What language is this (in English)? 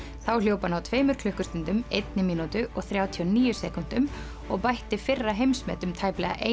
Icelandic